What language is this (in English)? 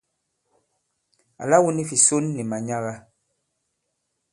Bankon